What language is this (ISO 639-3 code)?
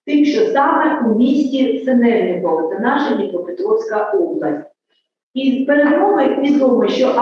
ukr